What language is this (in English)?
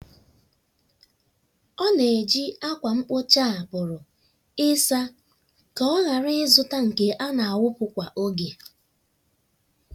Igbo